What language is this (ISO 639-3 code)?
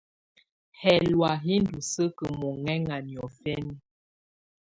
tvu